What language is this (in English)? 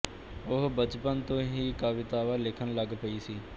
Punjabi